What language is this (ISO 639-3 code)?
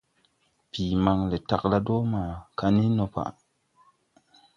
tui